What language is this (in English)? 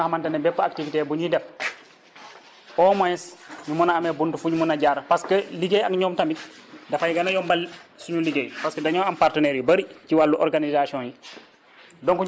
Wolof